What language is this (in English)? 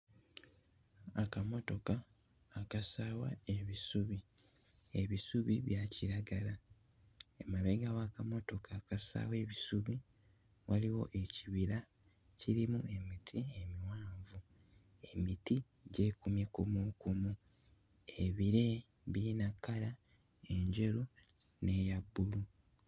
Ganda